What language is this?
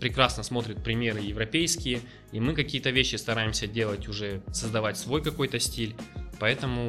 Russian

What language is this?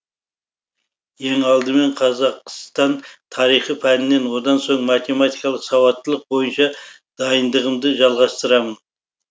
Kazakh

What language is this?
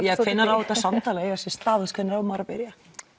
Icelandic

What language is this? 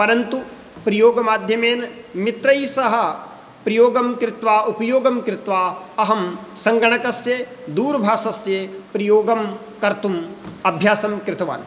Sanskrit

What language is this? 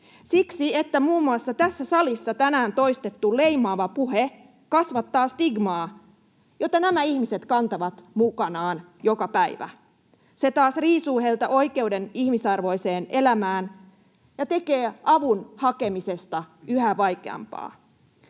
Finnish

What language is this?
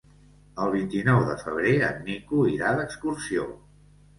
Catalan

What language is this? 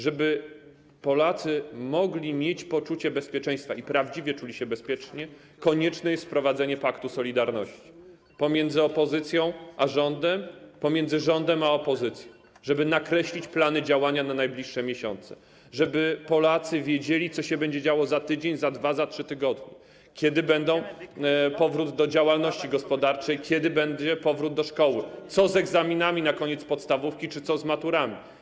Polish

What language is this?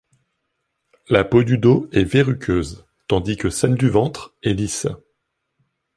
French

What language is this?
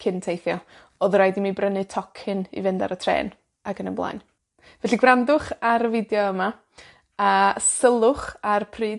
Welsh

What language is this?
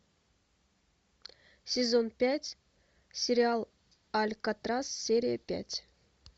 Russian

